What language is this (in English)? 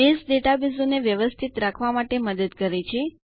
Gujarati